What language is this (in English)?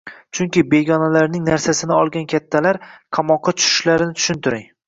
Uzbek